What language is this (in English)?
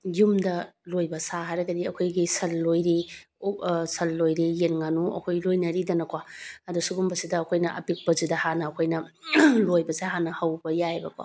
Manipuri